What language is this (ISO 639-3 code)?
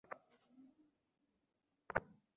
ben